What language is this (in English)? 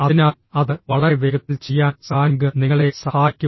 Malayalam